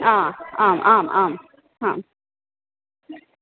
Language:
Sanskrit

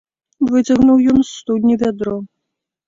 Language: Belarusian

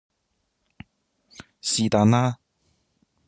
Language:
Cantonese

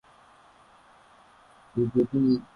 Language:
Swahili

